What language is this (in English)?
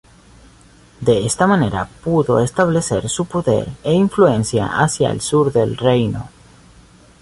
Spanish